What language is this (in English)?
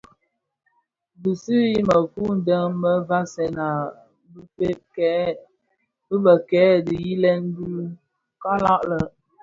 Bafia